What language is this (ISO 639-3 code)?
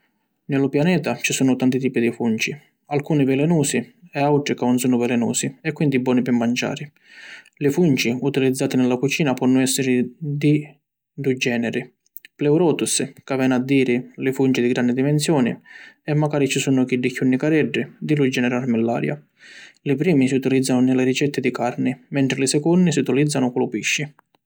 scn